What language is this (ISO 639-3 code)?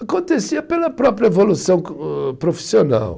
por